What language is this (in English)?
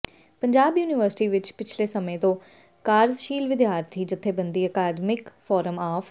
Punjabi